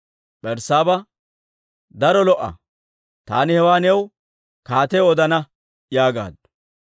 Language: Dawro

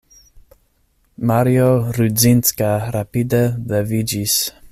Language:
Esperanto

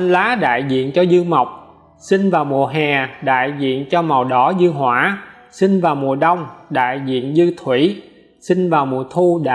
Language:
Vietnamese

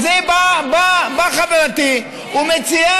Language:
Hebrew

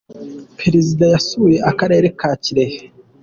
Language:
Kinyarwanda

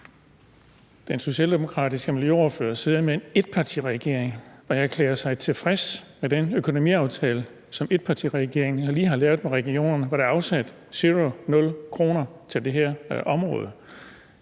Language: Danish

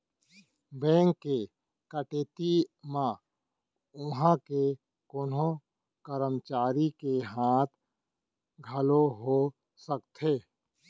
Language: Chhattisgarhi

